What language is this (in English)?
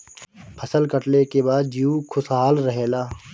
Bhojpuri